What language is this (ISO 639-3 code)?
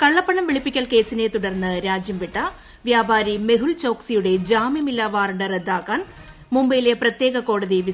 mal